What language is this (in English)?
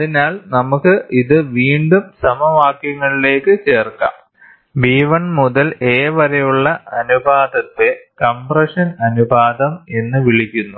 Malayalam